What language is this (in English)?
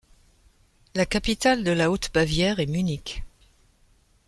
French